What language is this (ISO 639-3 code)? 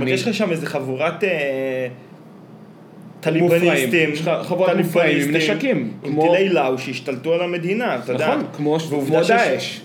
heb